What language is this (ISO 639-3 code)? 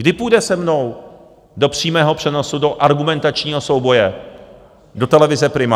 ces